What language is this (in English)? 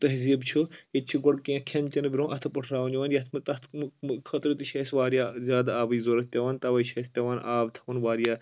Kashmiri